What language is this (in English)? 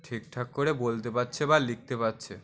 Bangla